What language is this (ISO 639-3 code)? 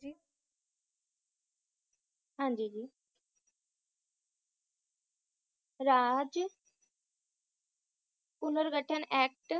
pan